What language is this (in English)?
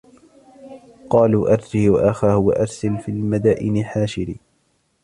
Arabic